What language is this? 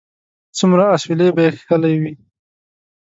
Pashto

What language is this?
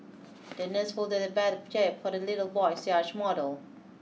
English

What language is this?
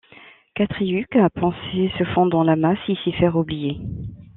French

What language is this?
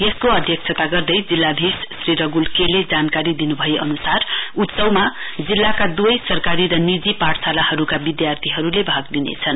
Nepali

